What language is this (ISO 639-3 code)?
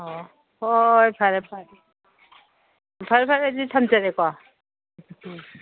mni